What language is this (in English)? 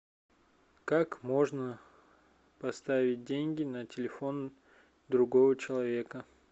Russian